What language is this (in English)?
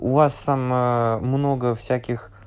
Russian